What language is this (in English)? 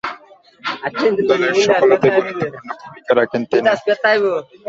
Bangla